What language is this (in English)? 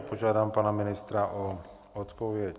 Czech